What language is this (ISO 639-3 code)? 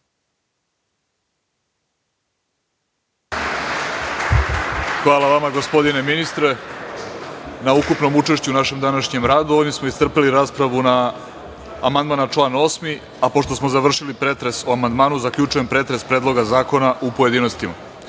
srp